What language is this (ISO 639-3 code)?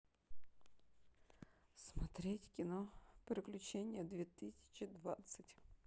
rus